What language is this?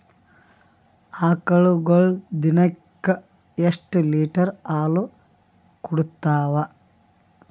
Kannada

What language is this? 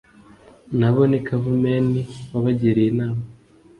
Kinyarwanda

